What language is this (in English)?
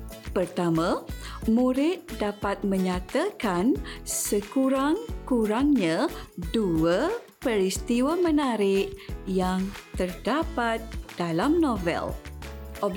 Malay